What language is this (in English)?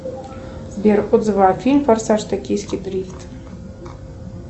Russian